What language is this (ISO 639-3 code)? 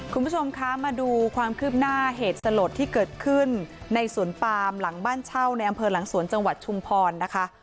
tha